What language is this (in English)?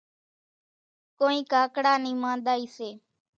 Kachi Koli